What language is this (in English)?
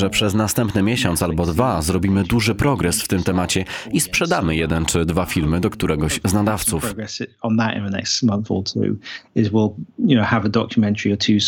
Polish